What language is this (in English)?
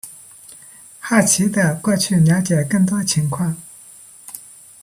Chinese